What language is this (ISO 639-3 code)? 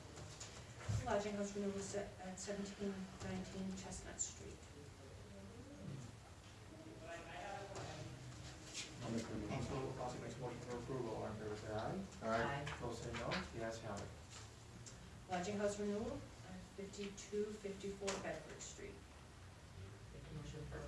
eng